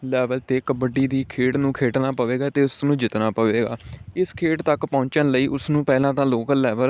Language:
Punjabi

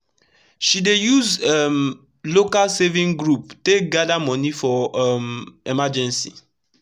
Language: Nigerian Pidgin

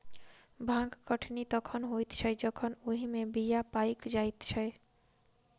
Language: Maithili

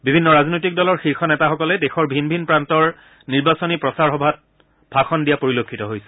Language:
Assamese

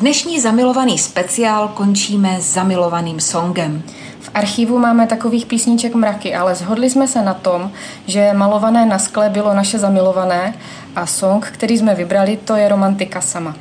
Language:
Czech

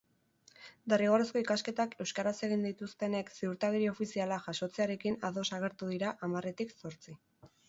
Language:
Basque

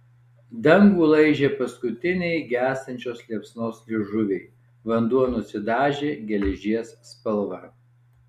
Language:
Lithuanian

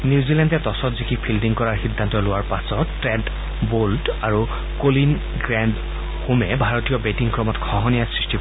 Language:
Assamese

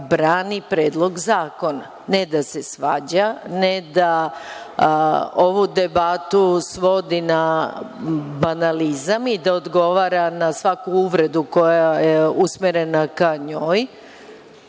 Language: Serbian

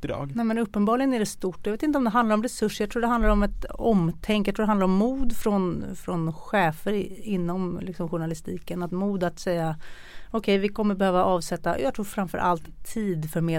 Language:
Swedish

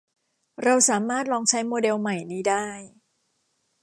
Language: Thai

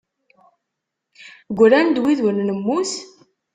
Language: Kabyle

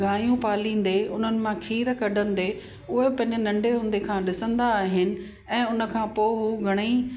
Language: Sindhi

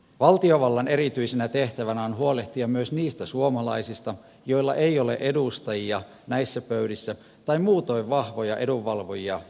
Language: Finnish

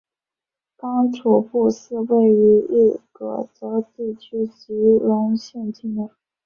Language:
Chinese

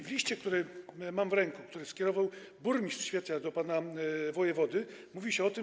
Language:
Polish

